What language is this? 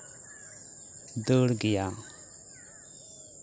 Santali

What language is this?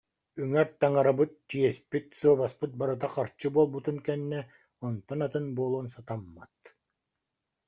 Yakut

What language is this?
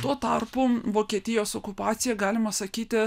Lithuanian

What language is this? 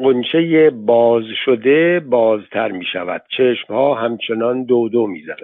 Persian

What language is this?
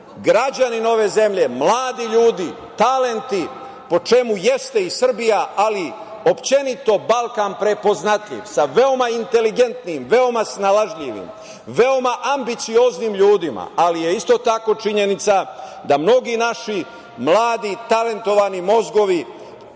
Serbian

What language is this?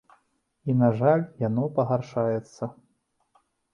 Belarusian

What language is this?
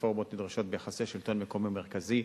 Hebrew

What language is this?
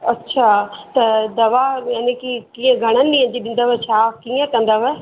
Sindhi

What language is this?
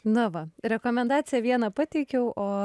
Lithuanian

